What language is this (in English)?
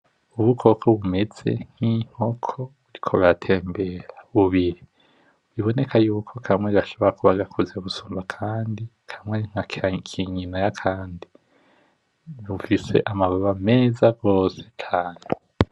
Rundi